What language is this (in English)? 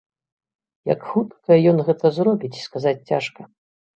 Belarusian